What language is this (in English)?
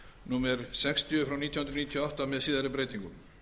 Icelandic